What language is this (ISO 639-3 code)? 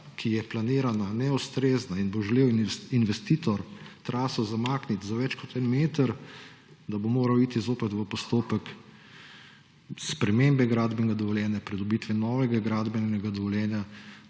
slv